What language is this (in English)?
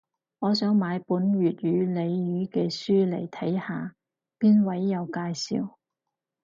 Cantonese